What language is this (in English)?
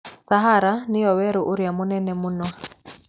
Kikuyu